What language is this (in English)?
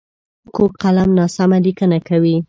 Pashto